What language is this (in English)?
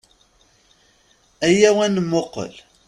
Kabyle